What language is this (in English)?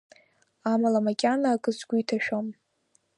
Abkhazian